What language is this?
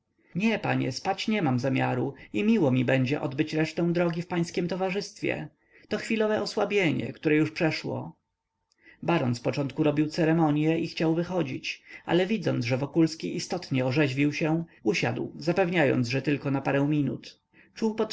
Polish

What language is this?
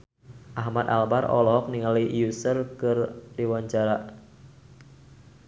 Sundanese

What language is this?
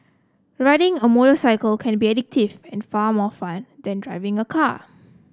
English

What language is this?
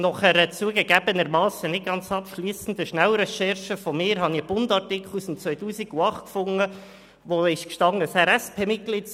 Swiss German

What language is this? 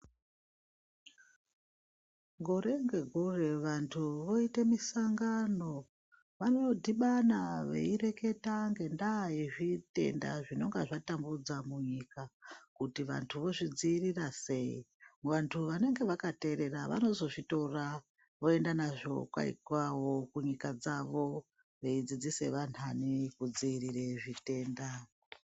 Ndau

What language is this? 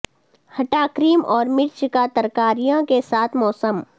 Urdu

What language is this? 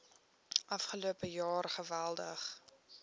Afrikaans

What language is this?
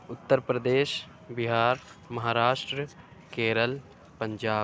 Urdu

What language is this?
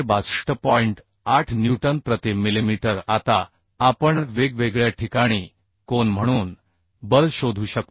Marathi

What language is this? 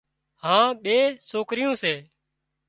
Wadiyara Koli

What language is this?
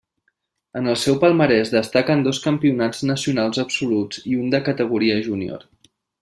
Catalan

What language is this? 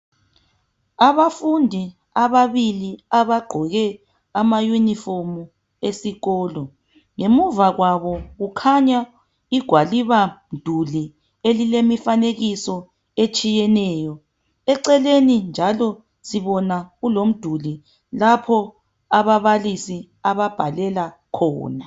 North Ndebele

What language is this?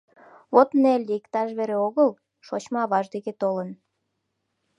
Mari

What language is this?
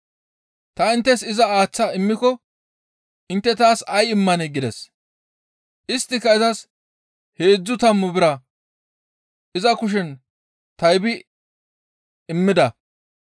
Gamo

